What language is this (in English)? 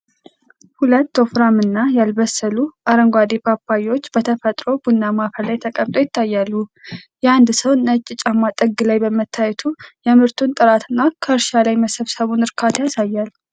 Amharic